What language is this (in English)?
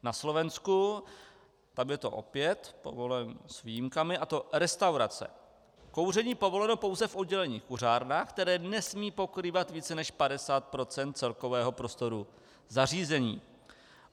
Czech